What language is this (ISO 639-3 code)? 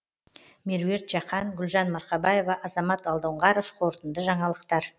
kaz